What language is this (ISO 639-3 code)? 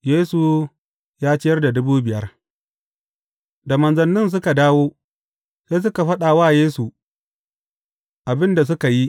hau